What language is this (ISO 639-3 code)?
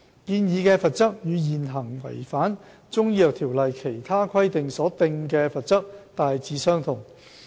yue